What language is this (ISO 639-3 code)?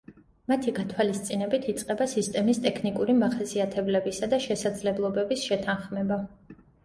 kat